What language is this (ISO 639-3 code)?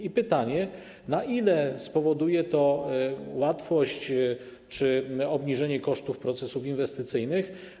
pol